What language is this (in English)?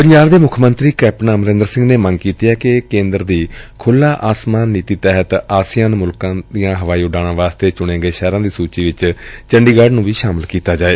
Punjabi